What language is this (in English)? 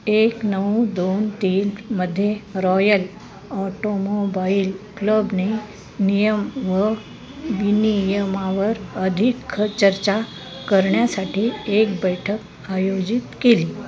Marathi